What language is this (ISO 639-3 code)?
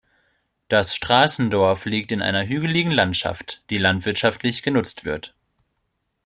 deu